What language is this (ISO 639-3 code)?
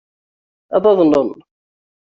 kab